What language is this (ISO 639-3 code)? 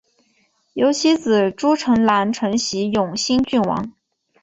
zho